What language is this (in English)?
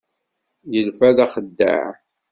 Kabyle